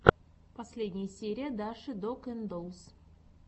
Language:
Russian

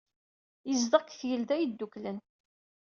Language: Kabyle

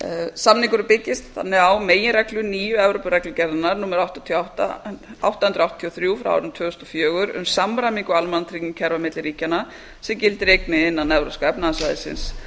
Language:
Icelandic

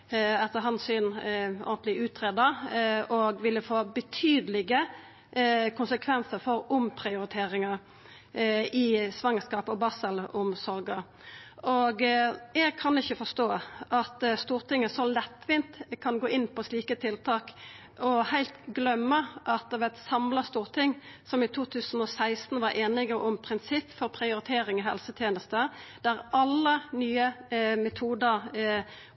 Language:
Norwegian Nynorsk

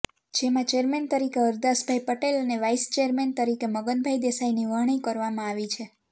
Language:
Gujarati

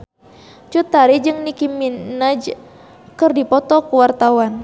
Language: Sundanese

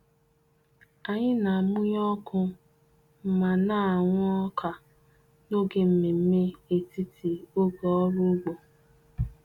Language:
Igbo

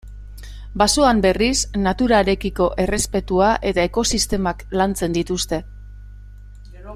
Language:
Basque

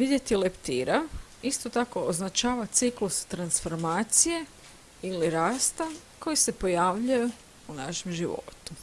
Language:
English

